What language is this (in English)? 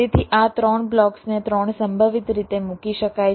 Gujarati